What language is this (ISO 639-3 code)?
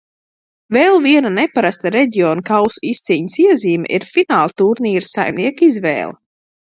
lav